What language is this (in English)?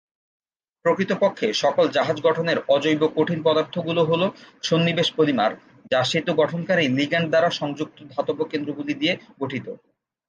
Bangla